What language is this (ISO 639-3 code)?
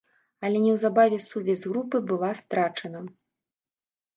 bel